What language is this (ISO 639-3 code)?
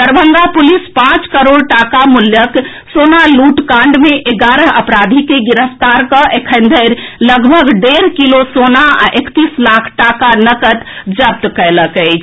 mai